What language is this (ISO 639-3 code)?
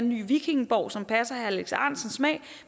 dan